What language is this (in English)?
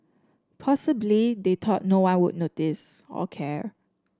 English